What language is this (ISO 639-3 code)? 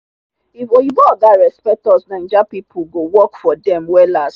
pcm